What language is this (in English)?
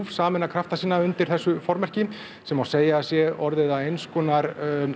Icelandic